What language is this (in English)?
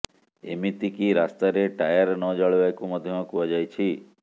Odia